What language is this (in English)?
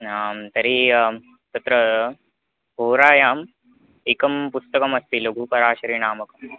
Sanskrit